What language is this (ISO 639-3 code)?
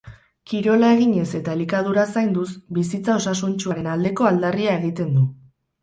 eus